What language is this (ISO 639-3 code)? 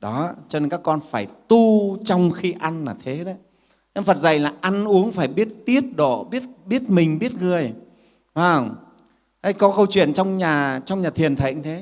vie